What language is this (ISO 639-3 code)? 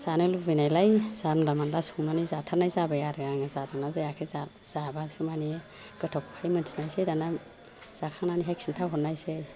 brx